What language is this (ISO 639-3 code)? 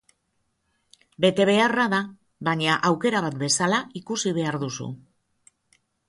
eus